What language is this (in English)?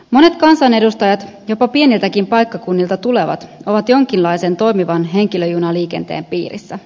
Finnish